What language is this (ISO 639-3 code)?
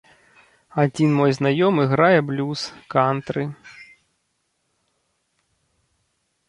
bel